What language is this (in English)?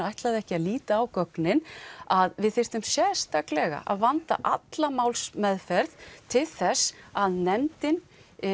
Icelandic